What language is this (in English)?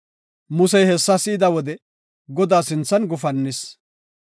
Gofa